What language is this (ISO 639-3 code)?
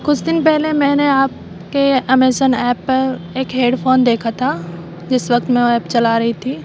urd